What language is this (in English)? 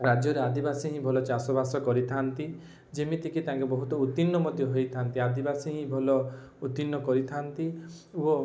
Odia